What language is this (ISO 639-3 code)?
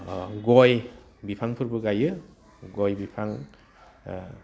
brx